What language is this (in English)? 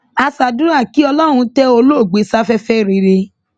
Yoruba